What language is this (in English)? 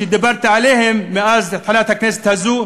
Hebrew